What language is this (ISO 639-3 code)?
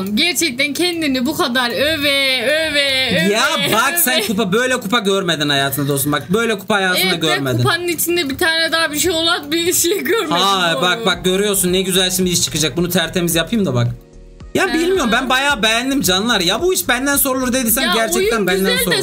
tur